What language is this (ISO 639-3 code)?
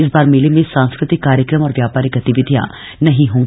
hin